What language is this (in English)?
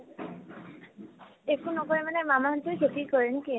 Assamese